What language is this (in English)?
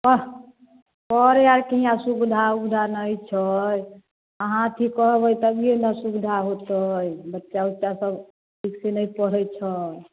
Maithili